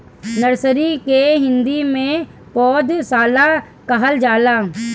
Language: Bhojpuri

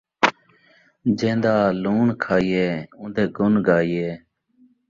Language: Saraiki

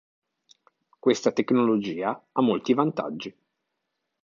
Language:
Italian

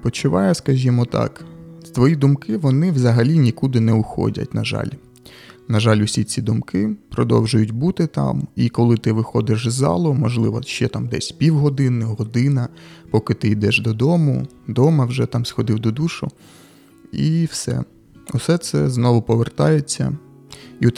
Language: Ukrainian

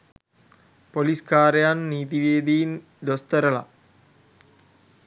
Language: Sinhala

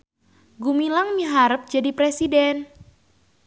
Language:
Sundanese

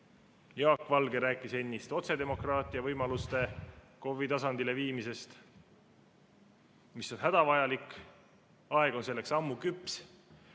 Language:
Estonian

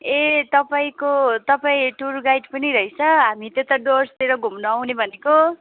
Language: Nepali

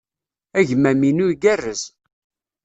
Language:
Kabyle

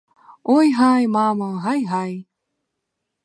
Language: Ukrainian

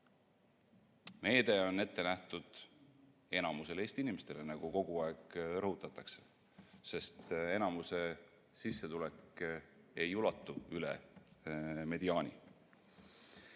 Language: Estonian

